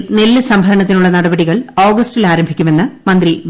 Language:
Malayalam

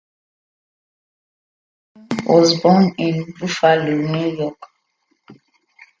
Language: English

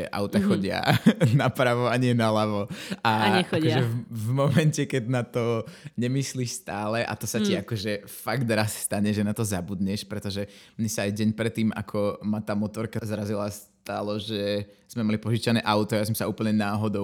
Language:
Slovak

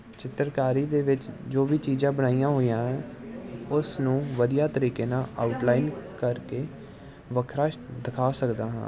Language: Punjabi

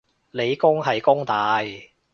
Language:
Cantonese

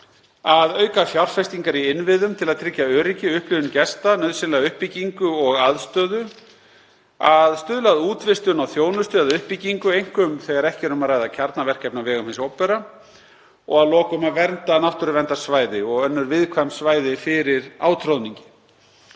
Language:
Icelandic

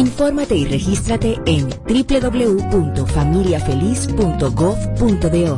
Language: Spanish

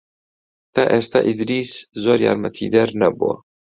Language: Central Kurdish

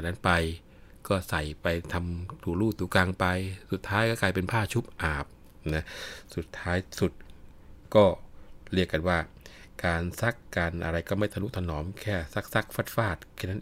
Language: Thai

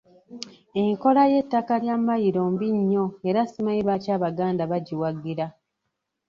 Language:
Ganda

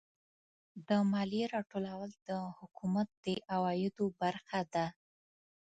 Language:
Pashto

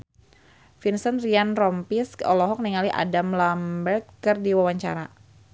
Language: Sundanese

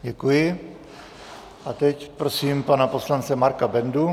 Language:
Czech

